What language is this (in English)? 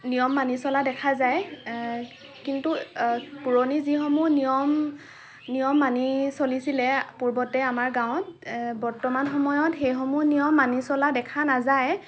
Assamese